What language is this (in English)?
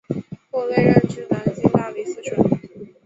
Chinese